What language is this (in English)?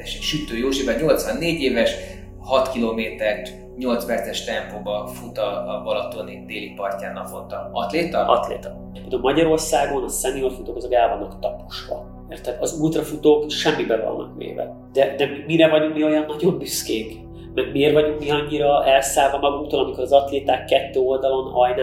Hungarian